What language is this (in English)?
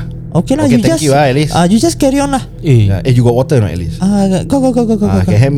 Malay